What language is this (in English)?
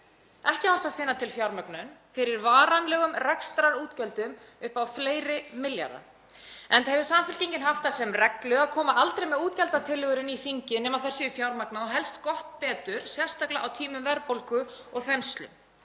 Icelandic